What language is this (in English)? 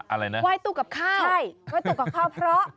Thai